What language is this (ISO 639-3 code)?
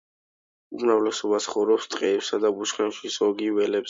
kat